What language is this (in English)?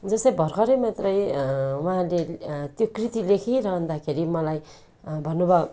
Nepali